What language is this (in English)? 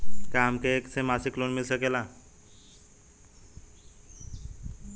Bhojpuri